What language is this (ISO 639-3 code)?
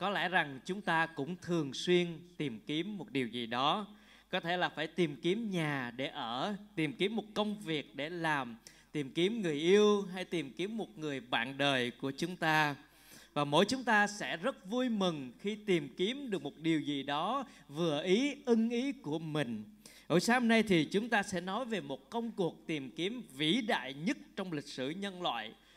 vie